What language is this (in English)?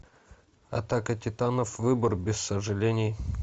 Russian